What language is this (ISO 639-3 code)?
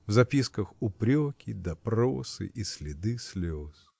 rus